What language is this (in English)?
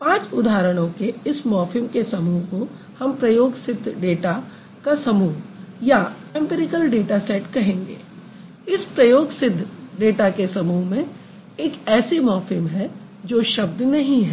Hindi